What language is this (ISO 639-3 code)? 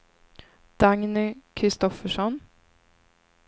swe